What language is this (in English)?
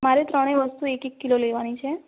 Gujarati